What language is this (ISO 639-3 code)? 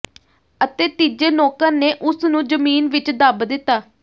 pan